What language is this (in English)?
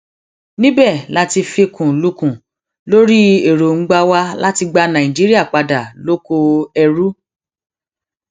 Yoruba